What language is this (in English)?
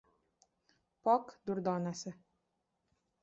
Uzbek